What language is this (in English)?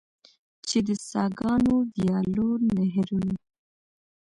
Pashto